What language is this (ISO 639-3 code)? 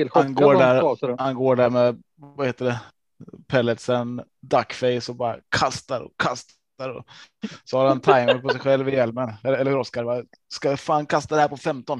swe